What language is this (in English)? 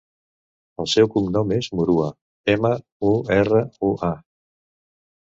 Catalan